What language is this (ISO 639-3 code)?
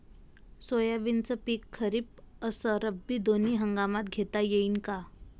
mar